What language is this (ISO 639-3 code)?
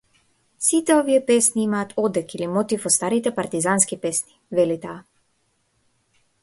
mkd